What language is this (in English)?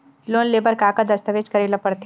Chhattisgarhi